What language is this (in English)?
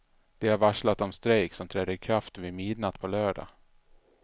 Swedish